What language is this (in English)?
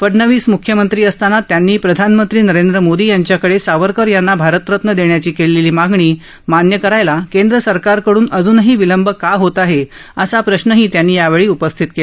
Marathi